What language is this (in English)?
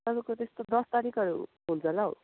Nepali